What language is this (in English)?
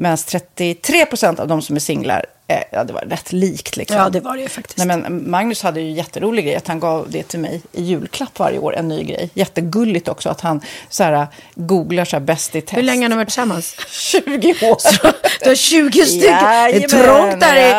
Swedish